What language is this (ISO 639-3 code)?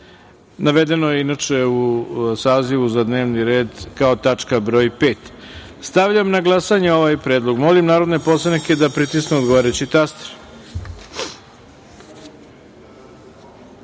srp